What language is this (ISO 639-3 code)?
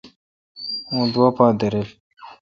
xka